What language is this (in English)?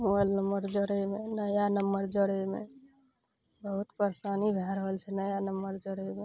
Maithili